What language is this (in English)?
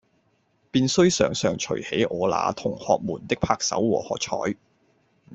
Cantonese